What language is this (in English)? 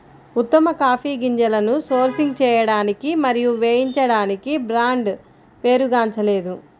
Telugu